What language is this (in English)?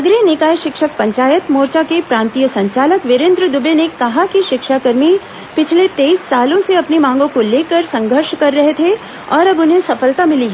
Hindi